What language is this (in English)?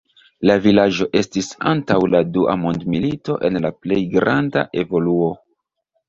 Esperanto